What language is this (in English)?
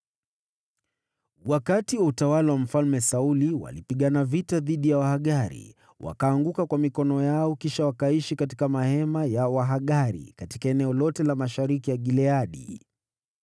Swahili